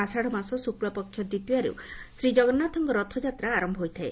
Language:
Odia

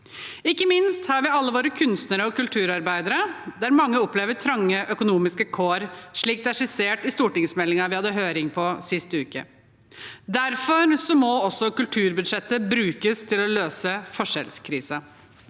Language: Norwegian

